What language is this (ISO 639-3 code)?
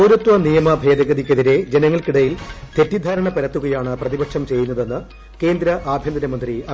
mal